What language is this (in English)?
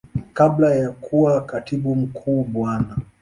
Swahili